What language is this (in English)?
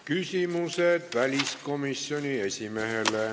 Estonian